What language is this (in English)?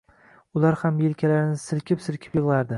Uzbek